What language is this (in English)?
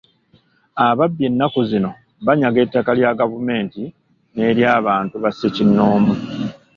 Ganda